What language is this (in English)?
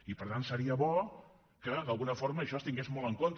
Catalan